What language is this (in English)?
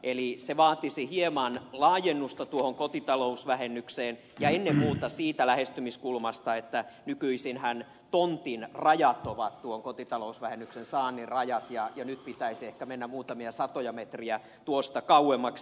Finnish